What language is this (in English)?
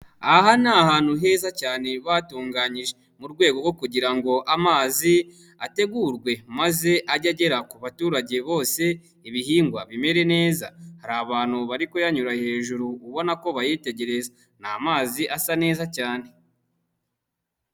Kinyarwanda